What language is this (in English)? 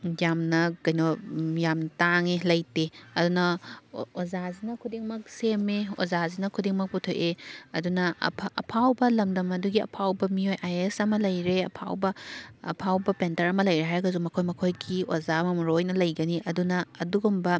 Manipuri